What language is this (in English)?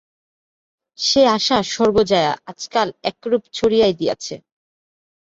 Bangla